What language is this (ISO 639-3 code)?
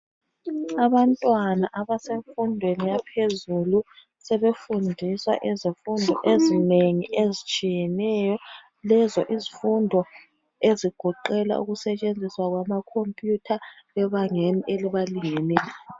nde